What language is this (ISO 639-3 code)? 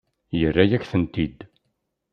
kab